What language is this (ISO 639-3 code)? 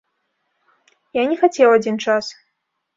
bel